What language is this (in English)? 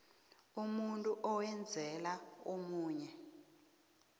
South Ndebele